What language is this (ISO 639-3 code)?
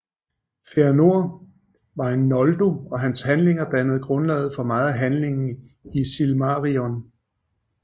dan